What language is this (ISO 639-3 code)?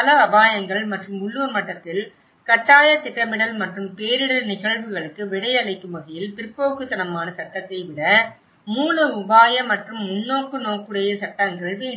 tam